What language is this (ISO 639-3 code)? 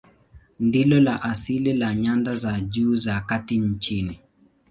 swa